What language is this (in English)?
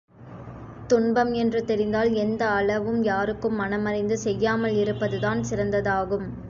Tamil